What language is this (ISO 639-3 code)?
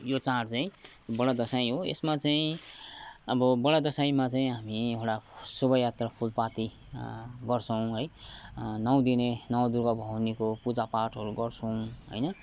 nep